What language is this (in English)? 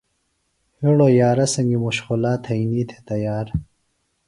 Phalura